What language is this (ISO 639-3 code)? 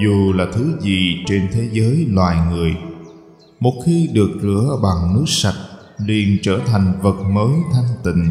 vie